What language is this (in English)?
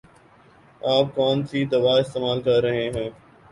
Urdu